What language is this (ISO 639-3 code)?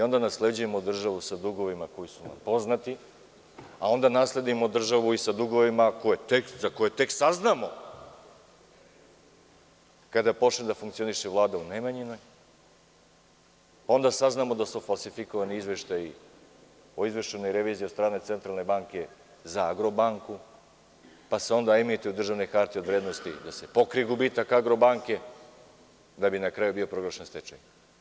srp